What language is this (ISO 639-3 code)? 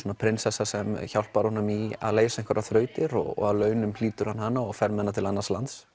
isl